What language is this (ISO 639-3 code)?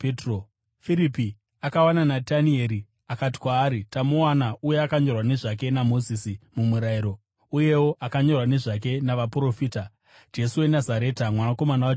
sna